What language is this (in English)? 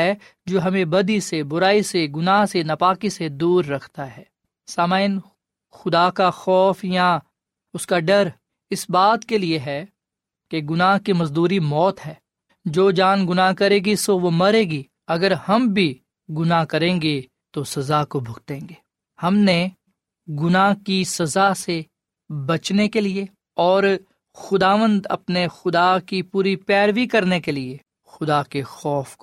Urdu